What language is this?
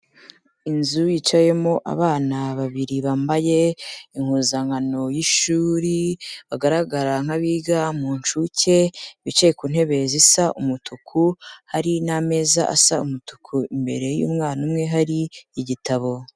Kinyarwanda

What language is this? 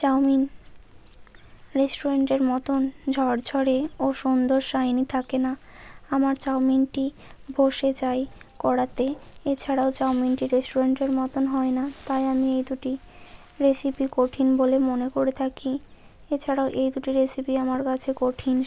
Bangla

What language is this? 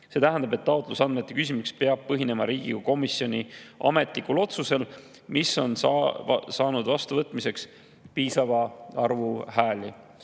Estonian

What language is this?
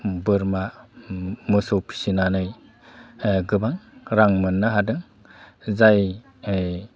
Bodo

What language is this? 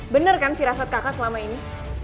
Indonesian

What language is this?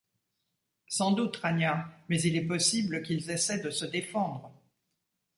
French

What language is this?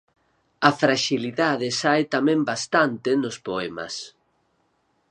Galician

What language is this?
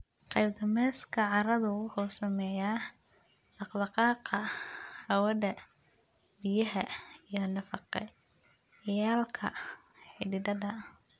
Somali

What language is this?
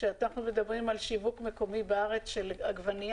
Hebrew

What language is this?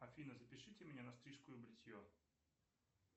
Russian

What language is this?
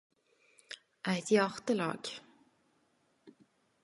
Norwegian Nynorsk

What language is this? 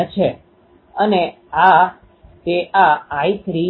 Gujarati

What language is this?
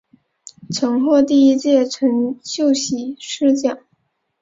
Chinese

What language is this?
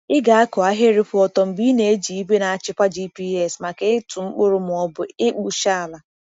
Igbo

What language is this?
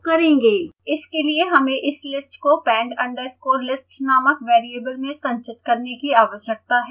Hindi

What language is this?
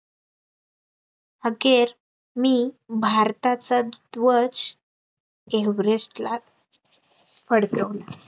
Marathi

